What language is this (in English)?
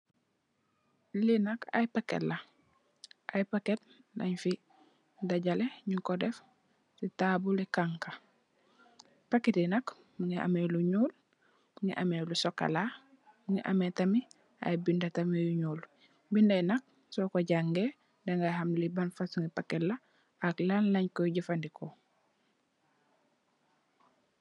Wolof